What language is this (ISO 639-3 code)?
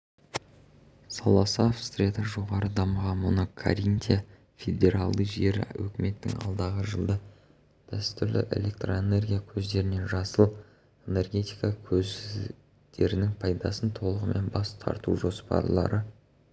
kaz